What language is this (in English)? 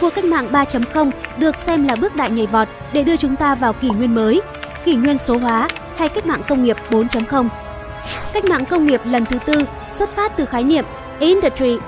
Vietnamese